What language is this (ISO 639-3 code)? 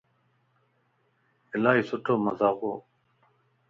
lss